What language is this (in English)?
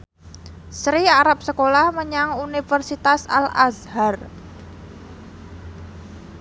Javanese